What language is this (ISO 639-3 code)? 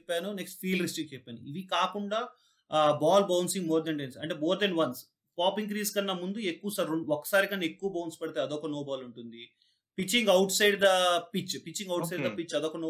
tel